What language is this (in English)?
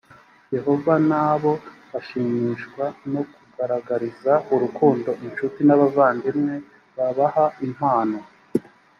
Kinyarwanda